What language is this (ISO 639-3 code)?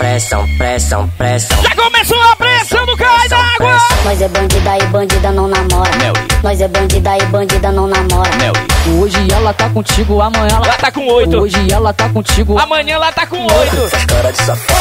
por